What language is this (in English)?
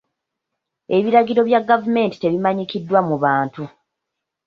Ganda